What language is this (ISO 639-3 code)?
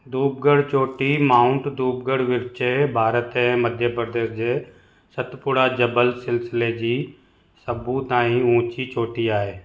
snd